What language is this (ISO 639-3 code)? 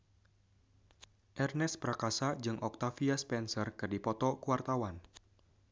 sun